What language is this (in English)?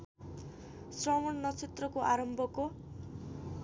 Nepali